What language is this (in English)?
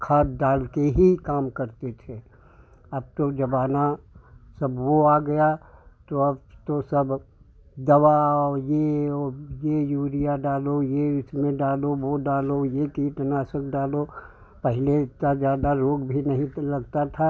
Hindi